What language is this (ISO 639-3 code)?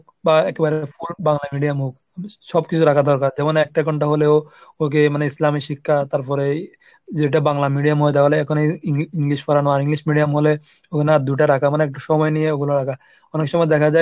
ben